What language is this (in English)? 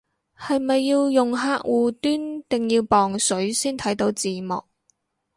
Cantonese